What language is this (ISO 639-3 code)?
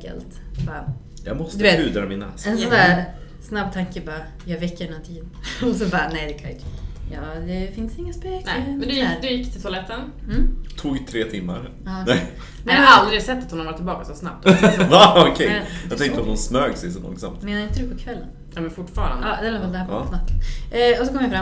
swe